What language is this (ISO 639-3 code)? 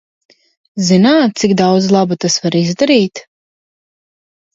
lav